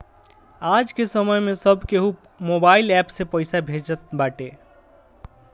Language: Bhojpuri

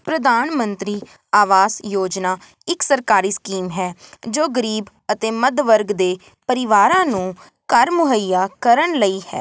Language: Punjabi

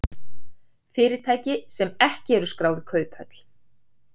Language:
Icelandic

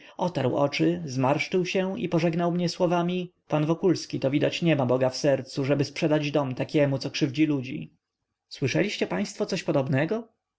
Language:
Polish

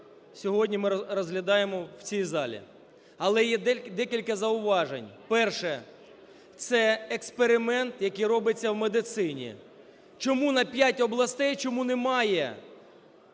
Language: Ukrainian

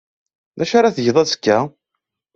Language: Kabyle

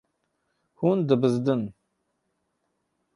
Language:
Kurdish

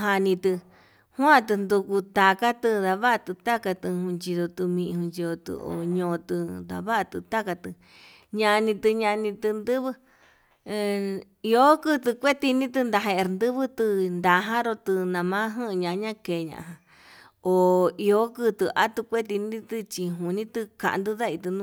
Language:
Yutanduchi Mixtec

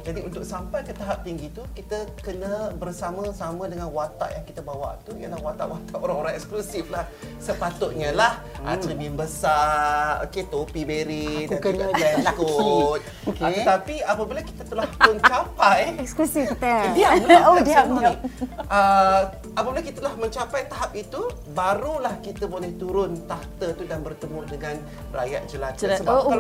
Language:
Malay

